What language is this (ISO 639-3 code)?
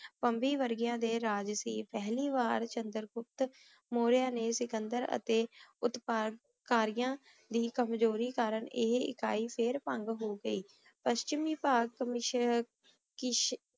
pan